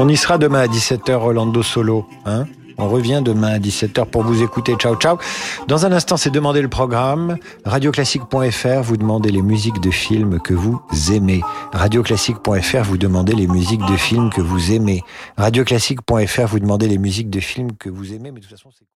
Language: French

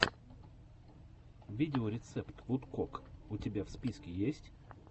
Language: Russian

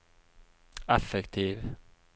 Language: Norwegian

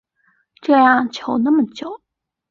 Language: Chinese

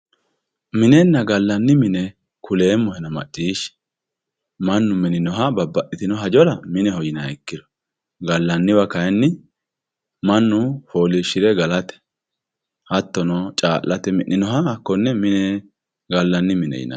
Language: Sidamo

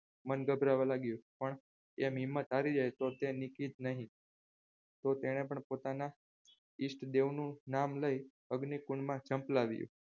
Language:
Gujarati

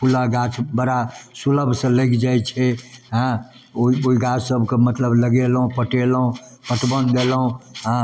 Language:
Maithili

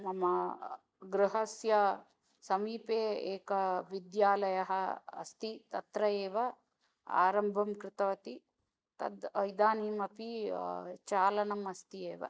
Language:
Sanskrit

